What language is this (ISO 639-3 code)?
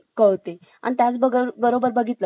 mar